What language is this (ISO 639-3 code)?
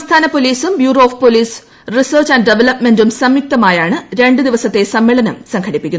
mal